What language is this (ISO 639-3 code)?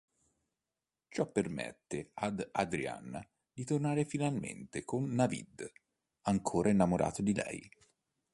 ita